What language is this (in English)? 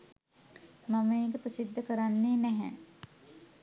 Sinhala